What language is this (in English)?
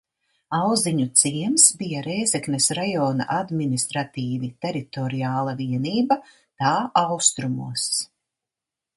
Latvian